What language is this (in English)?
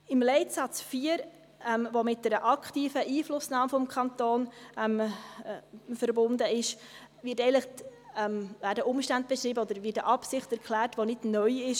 Swiss German